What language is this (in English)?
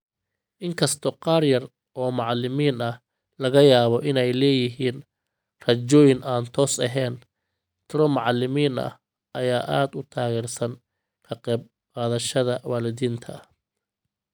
Somali